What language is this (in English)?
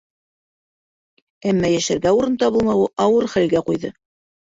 Bashkir